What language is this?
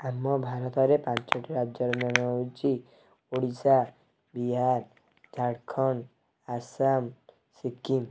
Odia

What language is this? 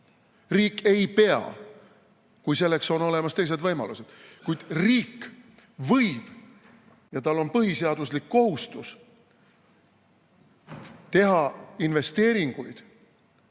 Estonian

